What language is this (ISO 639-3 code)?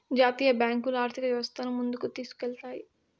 tel